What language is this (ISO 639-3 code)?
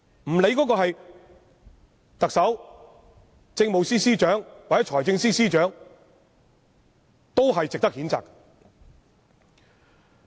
yue